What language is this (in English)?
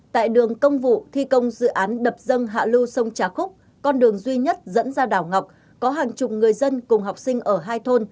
Vietnamese